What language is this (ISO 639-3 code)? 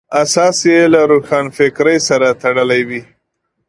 pus